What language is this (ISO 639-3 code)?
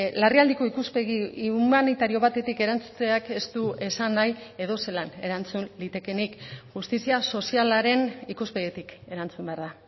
eus